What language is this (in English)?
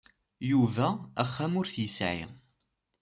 Kabyle